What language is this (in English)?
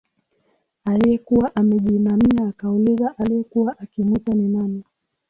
Swahili